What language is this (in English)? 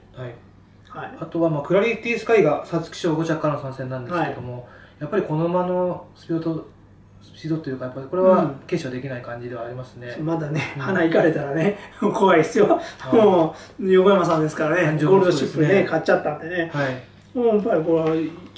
Japanese